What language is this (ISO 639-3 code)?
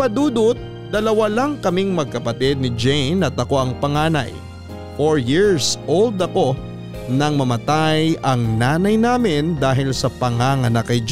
fil